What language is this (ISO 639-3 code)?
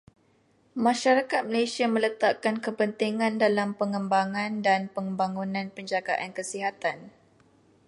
msa